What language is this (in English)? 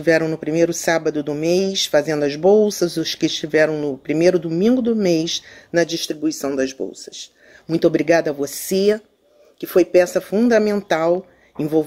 Portuguese